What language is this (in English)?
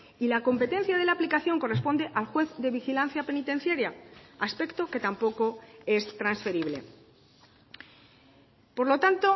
Spanish